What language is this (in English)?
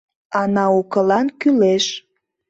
Mari